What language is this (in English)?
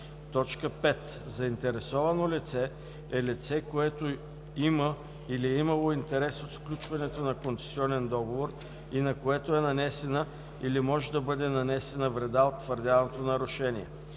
Bulgarian